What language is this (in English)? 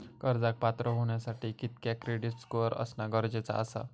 Marathi